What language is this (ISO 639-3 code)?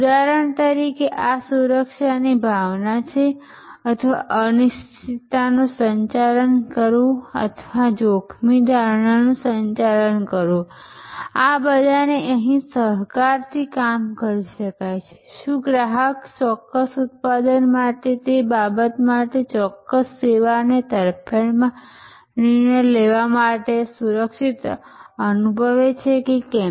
guj